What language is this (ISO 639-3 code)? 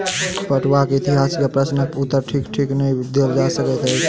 mai